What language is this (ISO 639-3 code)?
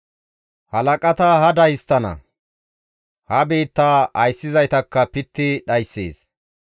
gmv